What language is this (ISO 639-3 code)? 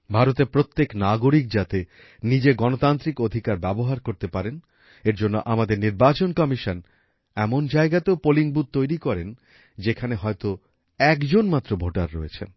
ben